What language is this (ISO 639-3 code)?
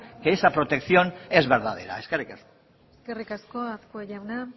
eus